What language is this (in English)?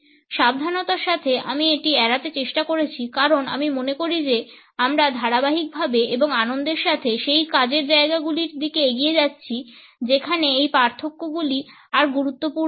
Bangla